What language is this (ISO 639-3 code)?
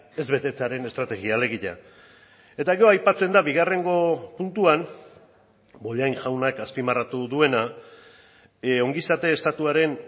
eus